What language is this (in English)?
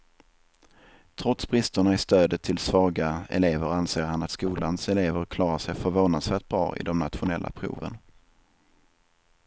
Swedish